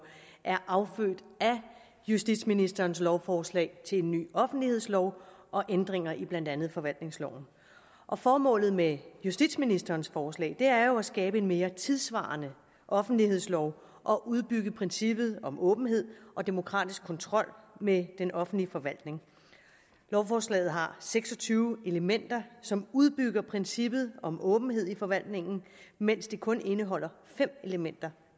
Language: Danish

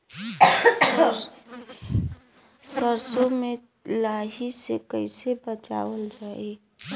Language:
Bhojpuri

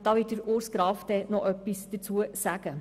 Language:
Swiss German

